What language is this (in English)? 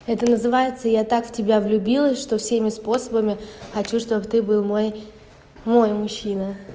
Russian